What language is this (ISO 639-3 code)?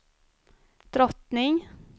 swe